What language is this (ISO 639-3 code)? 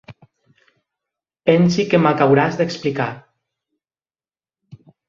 oci